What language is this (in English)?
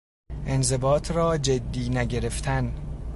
Persian